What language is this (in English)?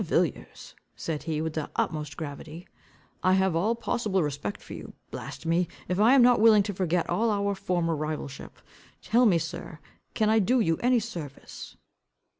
English